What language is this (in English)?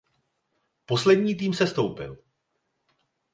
Czech